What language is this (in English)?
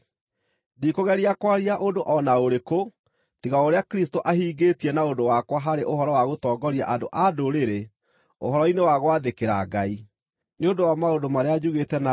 Kikuyu